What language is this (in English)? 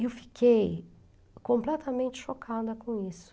Portuguese